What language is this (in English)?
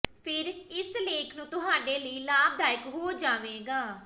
Punjabi